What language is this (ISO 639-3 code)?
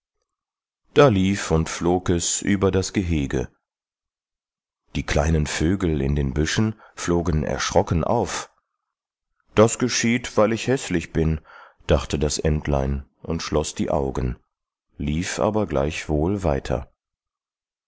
deu